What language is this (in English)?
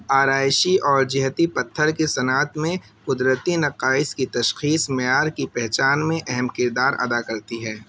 Urdu